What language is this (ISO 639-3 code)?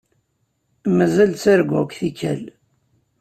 kab